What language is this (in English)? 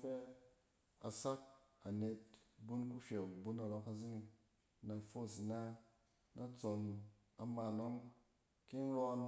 Cen